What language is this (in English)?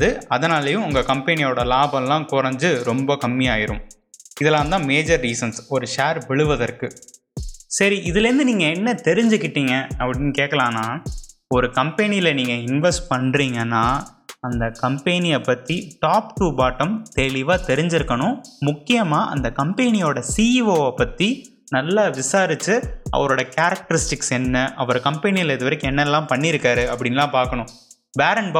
Tamil